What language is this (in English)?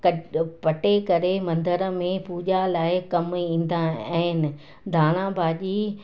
Sindhi